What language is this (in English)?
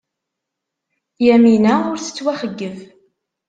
Kabyle